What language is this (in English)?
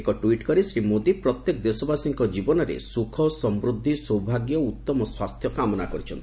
Odia